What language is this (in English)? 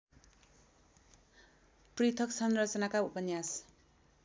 Nepali